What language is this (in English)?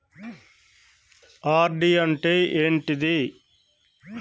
Telugu